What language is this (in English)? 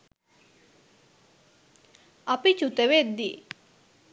Sinhala